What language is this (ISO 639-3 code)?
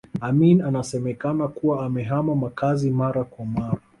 swa